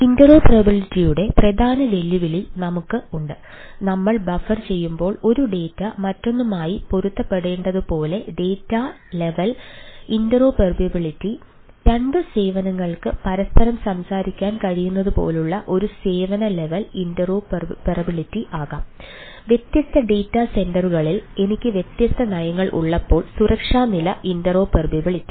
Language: Malayalam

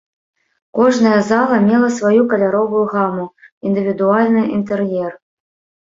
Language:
Belarusian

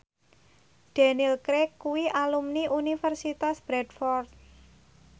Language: Javanese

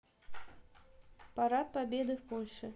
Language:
Russian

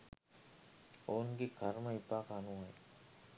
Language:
Sinhala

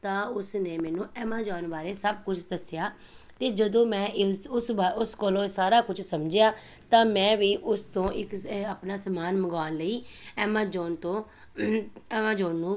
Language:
Punjabi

